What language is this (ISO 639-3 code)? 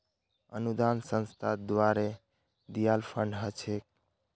mag